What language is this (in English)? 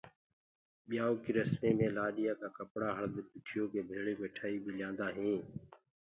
Gurgula